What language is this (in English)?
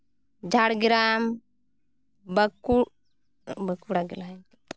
Santali